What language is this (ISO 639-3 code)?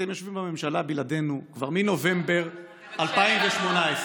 heb